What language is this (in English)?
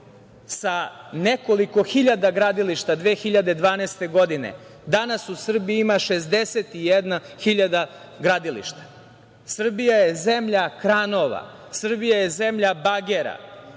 Serbian